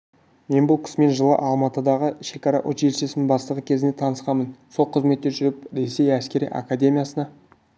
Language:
Kazakh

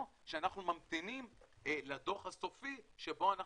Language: Hebrew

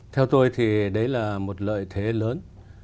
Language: Vietnamese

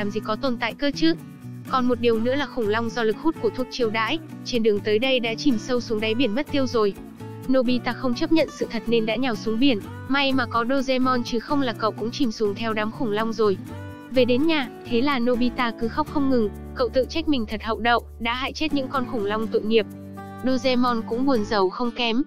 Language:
Vietnamese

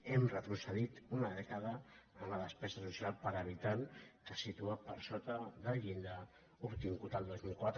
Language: Catalan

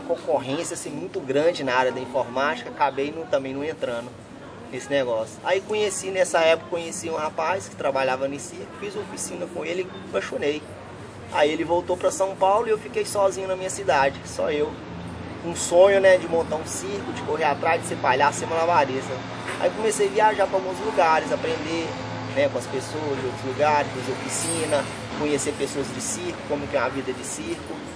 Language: Portuguese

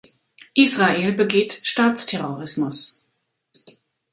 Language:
German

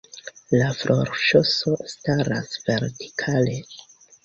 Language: Esperanto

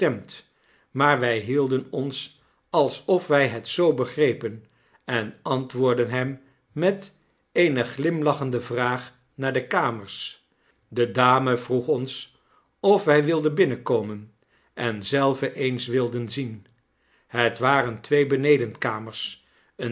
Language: Dutch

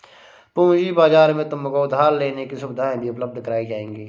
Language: Hindi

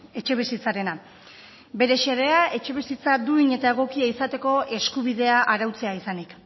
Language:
Basque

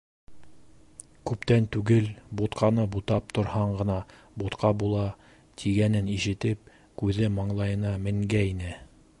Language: Bashkir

